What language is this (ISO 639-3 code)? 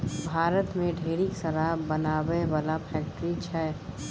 mai